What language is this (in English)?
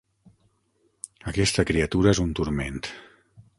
Catalan